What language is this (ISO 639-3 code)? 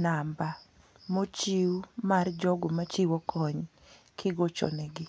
luo